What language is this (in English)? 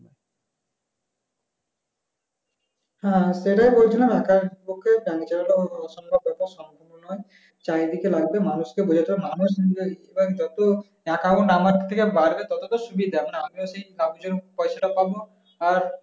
Bangla